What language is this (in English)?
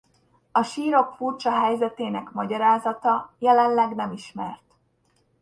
Hungarian